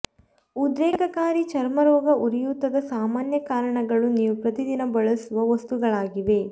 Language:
Kannada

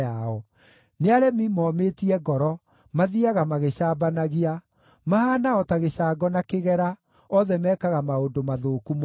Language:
Kikuyu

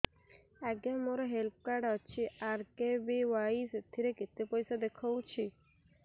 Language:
Odia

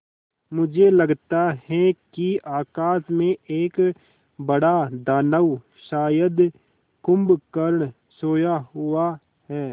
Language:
Hindi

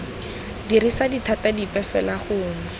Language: Tswana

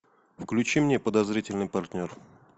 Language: Russian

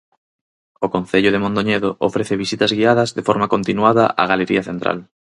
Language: Galician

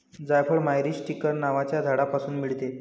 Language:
Marathi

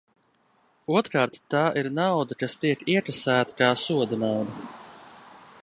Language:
Latvian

